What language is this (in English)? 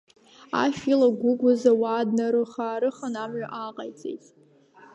Abkhazian